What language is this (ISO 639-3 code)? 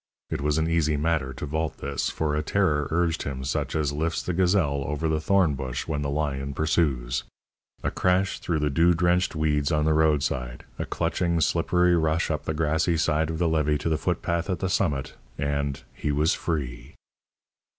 eng